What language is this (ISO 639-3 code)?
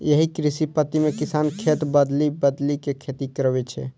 mai